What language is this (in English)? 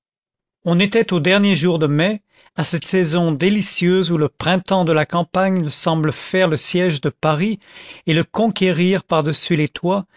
French